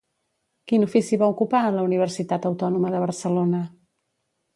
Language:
Catalan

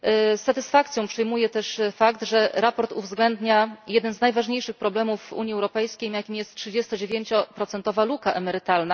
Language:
Polish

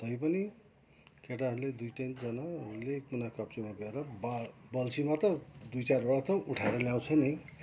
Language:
Nepali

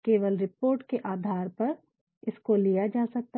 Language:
Hindi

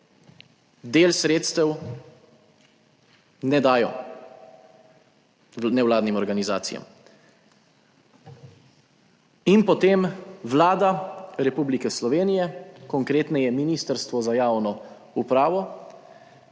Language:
Slovenian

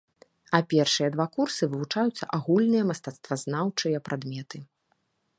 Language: Belarusian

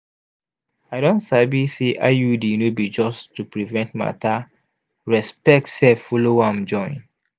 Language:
Nigerian Pidgin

